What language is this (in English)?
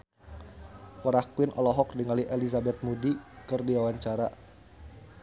Sundanese